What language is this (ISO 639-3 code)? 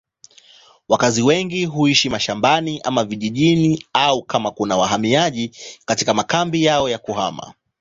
swa